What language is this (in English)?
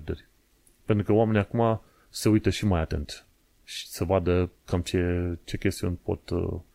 Romanian